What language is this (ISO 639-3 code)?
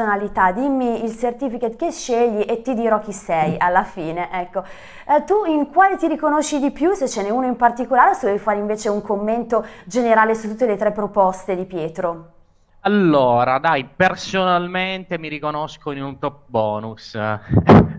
ita